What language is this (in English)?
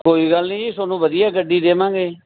Punjabi